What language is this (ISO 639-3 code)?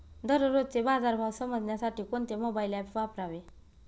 mar